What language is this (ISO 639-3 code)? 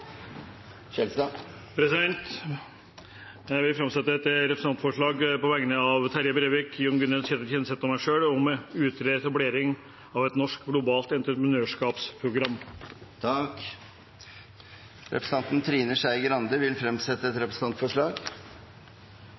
nor